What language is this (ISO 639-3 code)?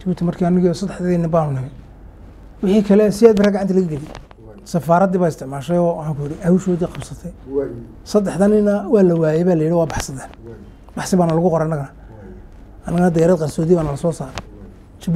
ara